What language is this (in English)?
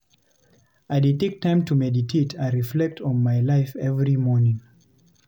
Nigerian Pidgin